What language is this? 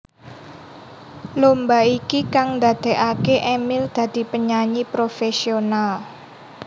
Javanese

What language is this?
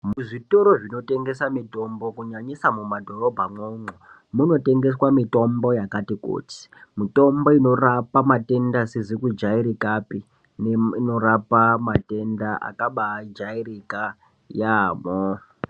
Ndau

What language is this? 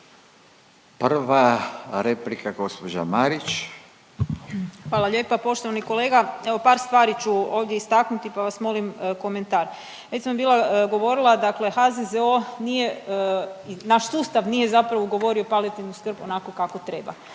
Croatian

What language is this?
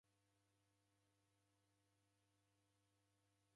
Taita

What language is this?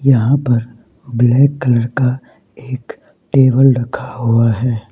Hindi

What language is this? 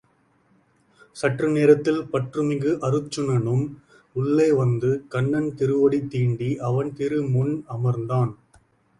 Tamil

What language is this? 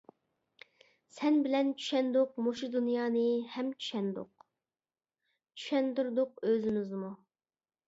Uyghur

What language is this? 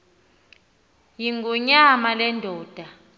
Xhosa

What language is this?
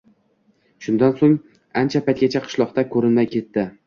Uzbek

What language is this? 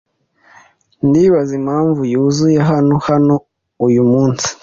Kinyarwanda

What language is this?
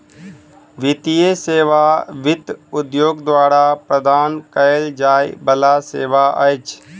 Maithili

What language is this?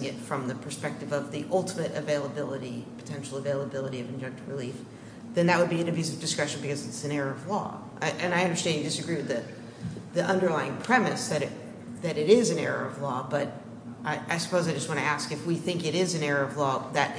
English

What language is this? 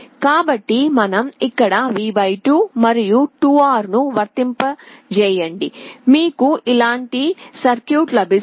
Telugu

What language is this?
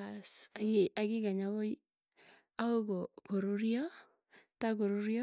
Tugen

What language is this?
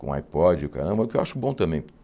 Portuguese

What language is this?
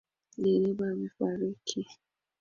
Swahili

